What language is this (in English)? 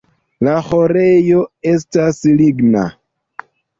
Esperanto